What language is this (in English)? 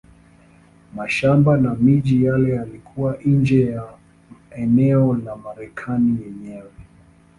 Swahili